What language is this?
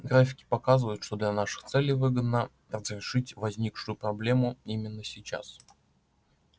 Russian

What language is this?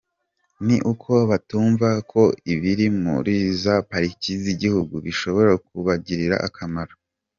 Kinyarwanda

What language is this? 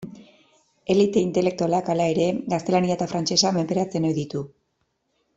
Basque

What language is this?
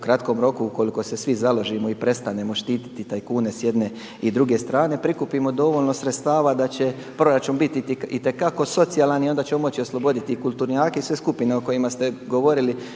Croatian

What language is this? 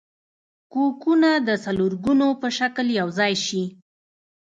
Pashto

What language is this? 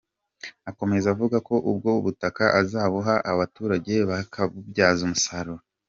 Kinyarwanda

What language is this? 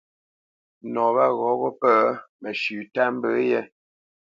Bamenyam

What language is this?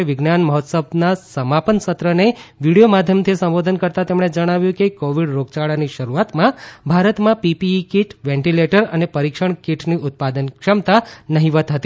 Gujarati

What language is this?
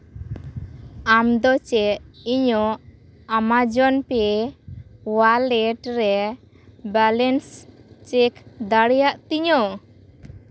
Santali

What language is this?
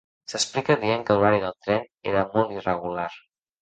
Catalan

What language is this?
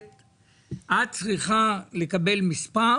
Hebrew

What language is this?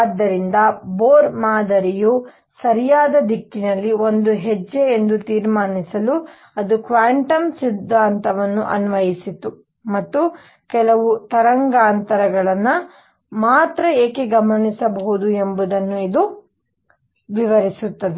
Kannada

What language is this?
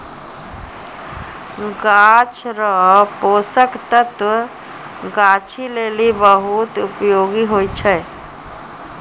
Maithili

